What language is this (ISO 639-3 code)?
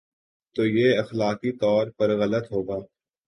urd